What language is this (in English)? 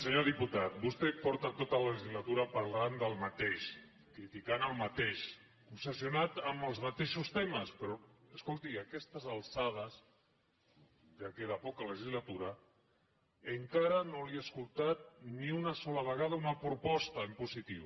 Catalan